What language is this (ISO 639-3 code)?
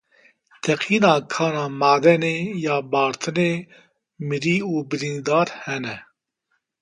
kur